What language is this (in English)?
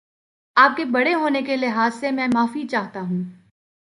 Urdu